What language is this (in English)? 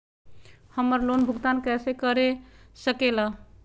Magahi